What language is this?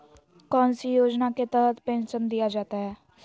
Magahi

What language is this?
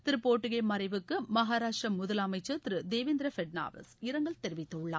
Tamil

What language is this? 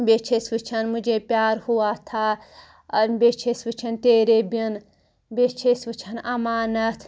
Kashmiri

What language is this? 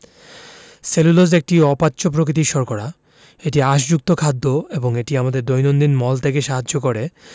Bangla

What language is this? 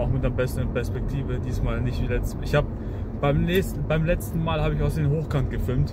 German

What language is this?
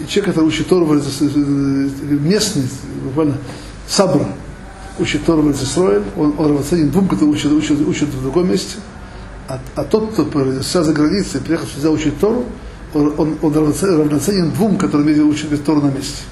Russian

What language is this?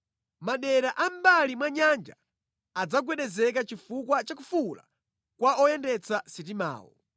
Nyanja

